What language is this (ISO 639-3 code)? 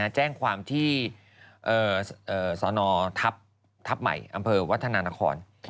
tha